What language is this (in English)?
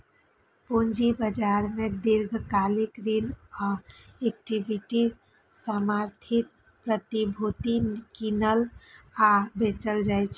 Maithili